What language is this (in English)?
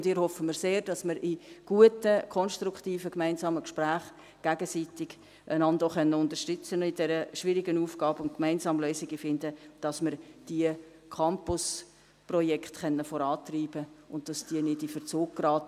Swiss German